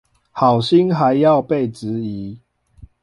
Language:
Chinese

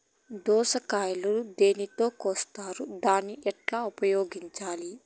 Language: Telugu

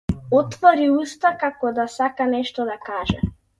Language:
Macedonian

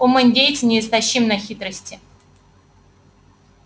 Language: Russian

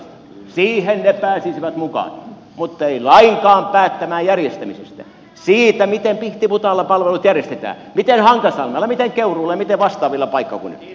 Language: Finnish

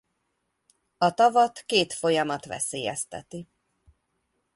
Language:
Hungarian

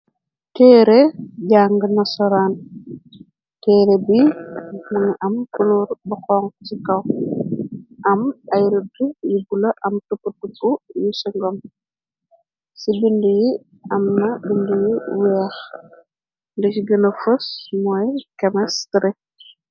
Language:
Wolof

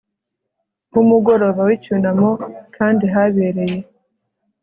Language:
Kinyarwanda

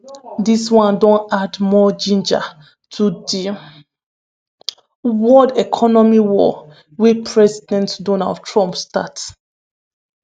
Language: Nigerian Pidgin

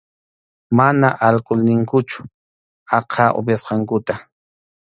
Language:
Arequipa-La Unión Quechua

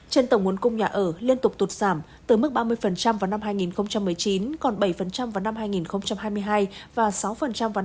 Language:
Vietnamese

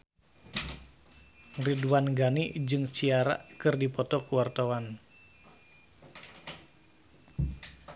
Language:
Sundanese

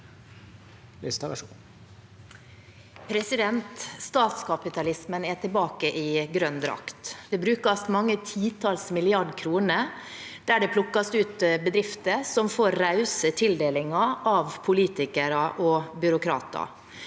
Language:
Norwegian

